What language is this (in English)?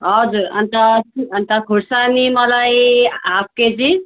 Nepali